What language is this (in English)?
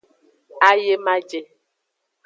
Aja (Benin)